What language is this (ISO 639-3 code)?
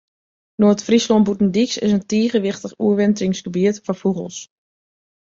fry